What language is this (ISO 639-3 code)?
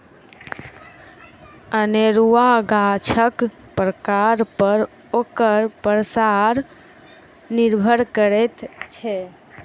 mai